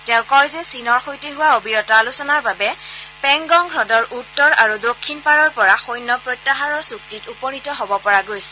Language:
Assamese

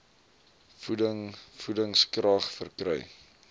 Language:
Afrikaans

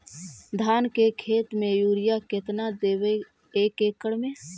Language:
Magahi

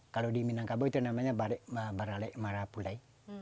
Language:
Indonesian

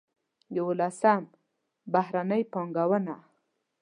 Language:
Pashto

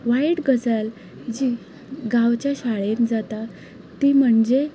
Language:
Konkani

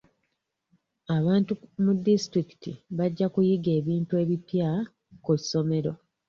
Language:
Ganda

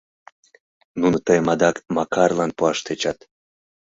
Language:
Mari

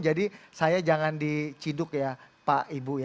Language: Indonesian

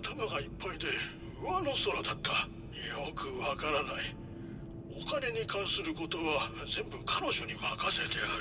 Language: Japanese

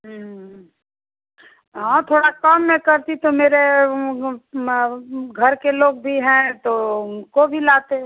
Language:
Hindi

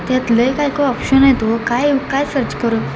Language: Marathi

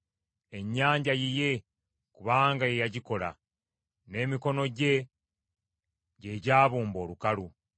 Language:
Ganda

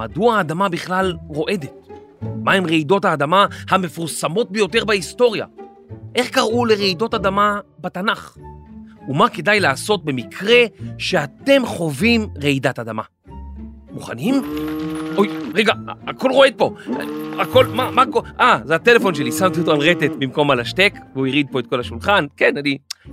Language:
Hebrew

